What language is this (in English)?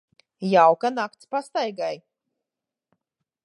Latvian